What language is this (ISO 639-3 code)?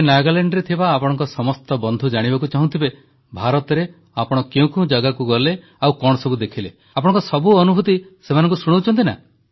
ori